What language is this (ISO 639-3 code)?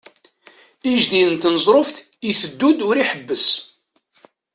kab